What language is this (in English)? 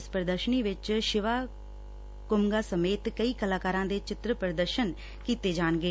Punjabi